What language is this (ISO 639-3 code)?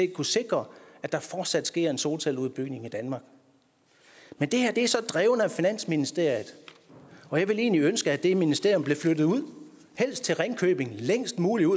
dan